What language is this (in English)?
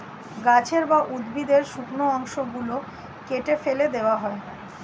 Bangla